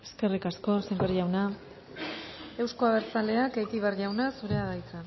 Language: Basque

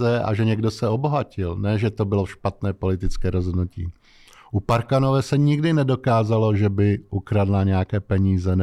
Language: Czech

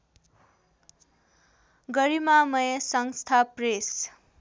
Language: Nepali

